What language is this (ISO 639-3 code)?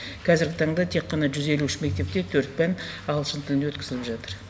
kaz